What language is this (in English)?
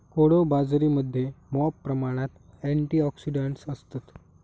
Marathi